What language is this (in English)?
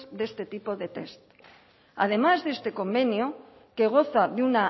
Spanish